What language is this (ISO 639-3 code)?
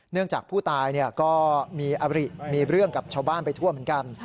tha